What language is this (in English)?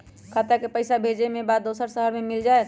Magahi